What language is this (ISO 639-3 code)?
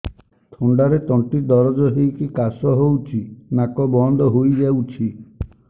ori